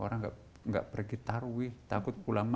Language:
Indonesian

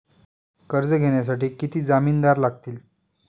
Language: Marathi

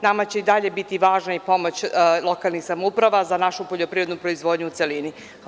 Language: Serbian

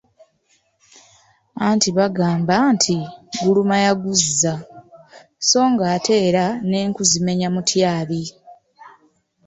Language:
Ganda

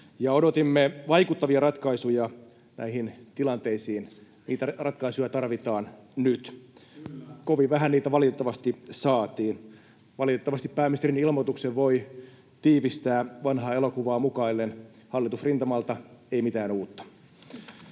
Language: Finnish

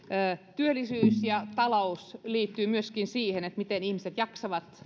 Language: Finnish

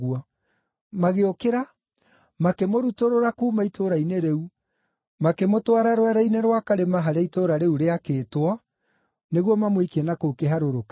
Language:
Kikuyu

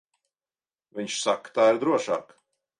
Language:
Latvian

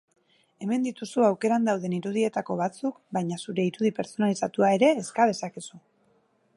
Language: Basque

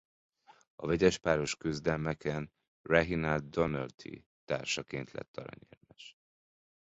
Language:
Hungarian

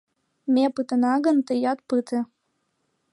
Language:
Mari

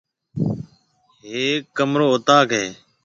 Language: Marwari (Pakistan)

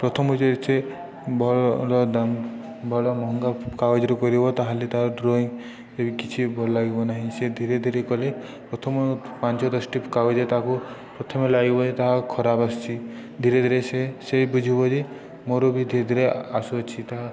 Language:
Odia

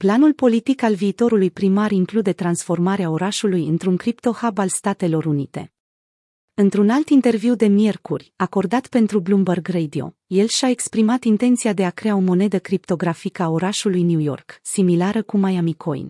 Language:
Romanian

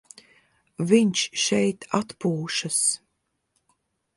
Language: Latvian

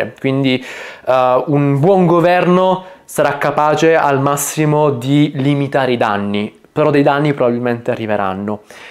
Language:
Italian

